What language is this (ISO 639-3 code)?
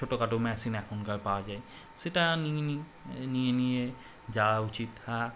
ben